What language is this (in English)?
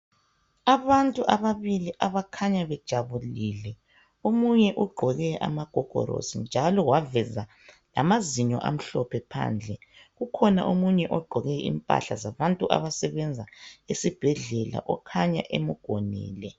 North Ndebele